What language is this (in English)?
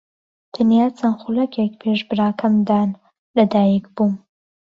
Central Kurdish